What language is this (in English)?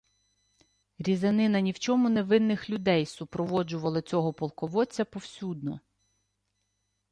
Ukrainian